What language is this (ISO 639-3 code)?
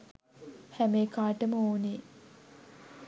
sin